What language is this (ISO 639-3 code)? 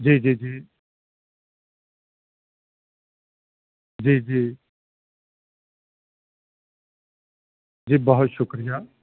urd